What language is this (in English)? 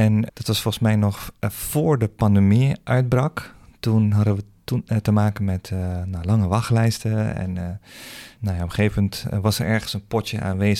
Dutch